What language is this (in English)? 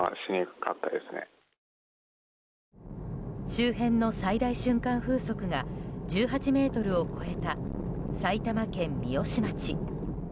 Japanese